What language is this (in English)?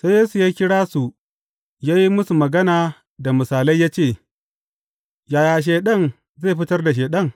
Hausa